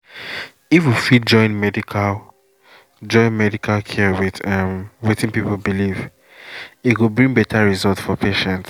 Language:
Nigerian Pidgin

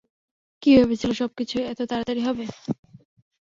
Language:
Bangla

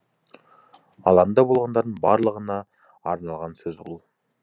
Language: Kazakh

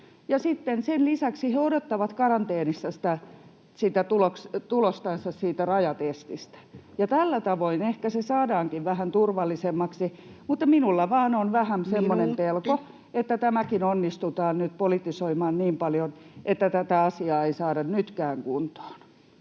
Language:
Finnish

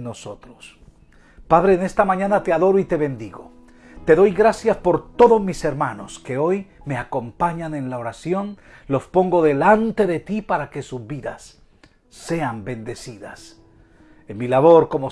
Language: Spanish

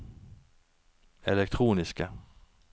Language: Norwegian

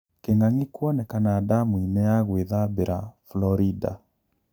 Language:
Kikuyu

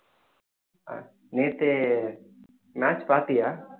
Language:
Tamil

